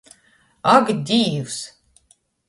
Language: Latgalian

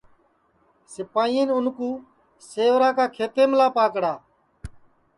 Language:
Sansi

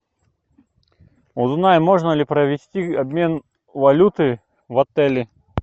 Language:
Russian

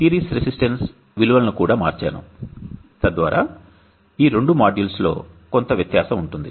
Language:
Telugu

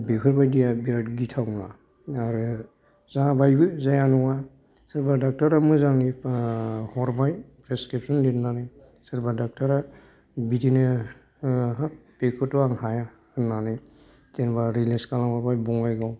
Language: Bodo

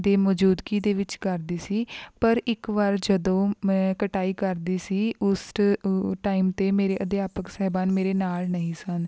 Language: Punjabi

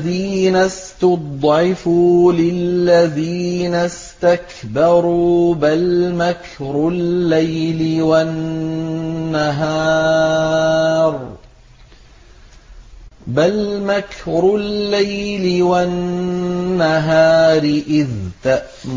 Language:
Arabic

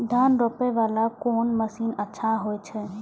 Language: Maithili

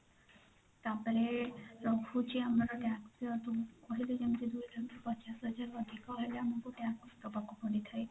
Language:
Odia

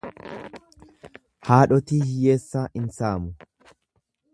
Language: Oromo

